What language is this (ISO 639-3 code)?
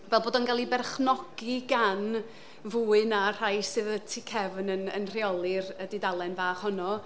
cym